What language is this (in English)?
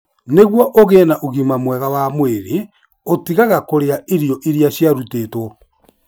Kikuyu